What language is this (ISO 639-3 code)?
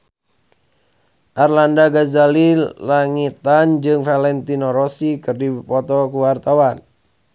sun